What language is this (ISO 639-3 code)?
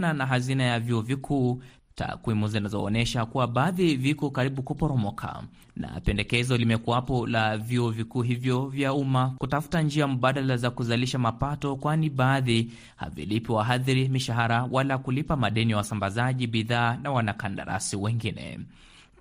swa